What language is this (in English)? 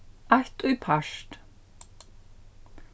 Faroese